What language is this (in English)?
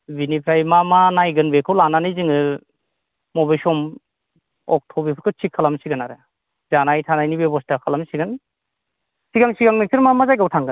Bodo